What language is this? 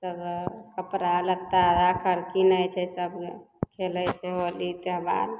Maithili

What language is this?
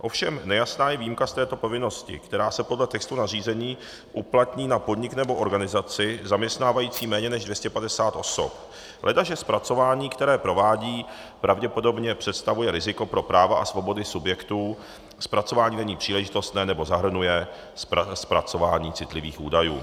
Czech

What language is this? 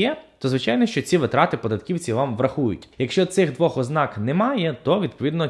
Ukrainian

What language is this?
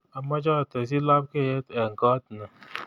Kalenjin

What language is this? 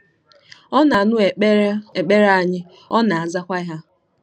Igbo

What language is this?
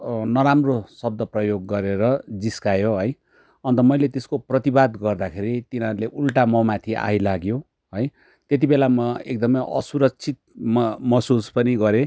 Nepali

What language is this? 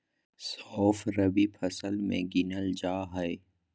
Magahi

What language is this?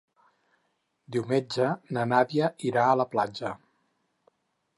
Catalan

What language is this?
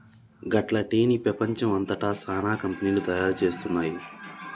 Telugu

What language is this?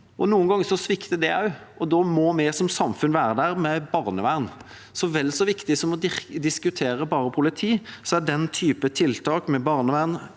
Norwegian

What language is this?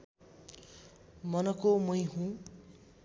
Nepali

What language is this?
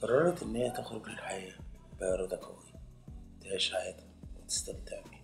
Arabic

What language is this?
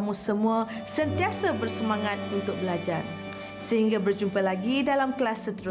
Malay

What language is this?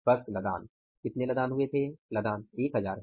Hindi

